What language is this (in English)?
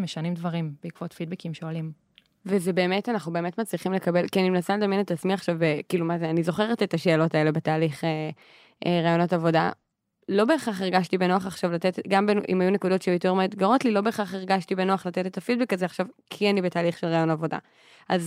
Hebrew